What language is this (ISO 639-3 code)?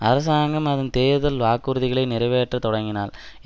tam